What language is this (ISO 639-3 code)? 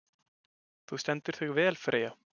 isl